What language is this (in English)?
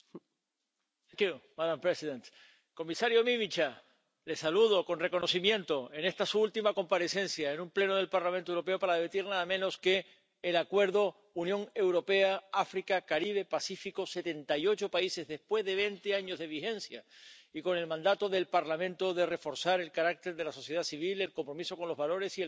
Spanish